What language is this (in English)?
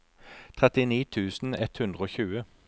Norwegian